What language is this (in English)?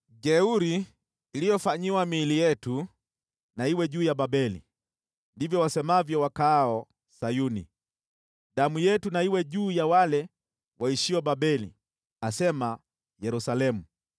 Swahili